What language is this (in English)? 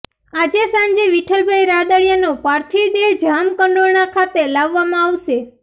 Gujarati